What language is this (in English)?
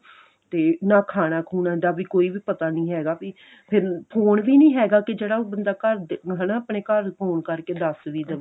Punjabi